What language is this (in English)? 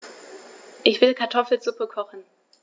German